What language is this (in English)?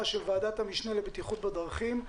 Hebrew